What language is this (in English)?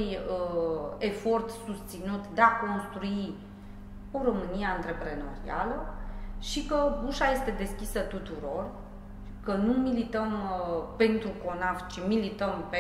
Romanian